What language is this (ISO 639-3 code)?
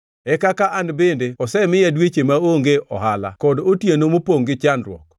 luo